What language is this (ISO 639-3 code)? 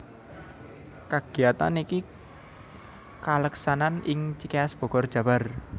jav